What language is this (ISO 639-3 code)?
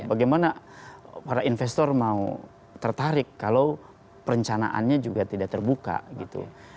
ind